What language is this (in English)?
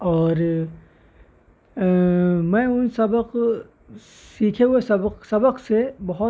Urdu